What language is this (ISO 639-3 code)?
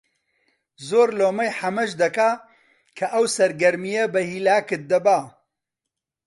ckb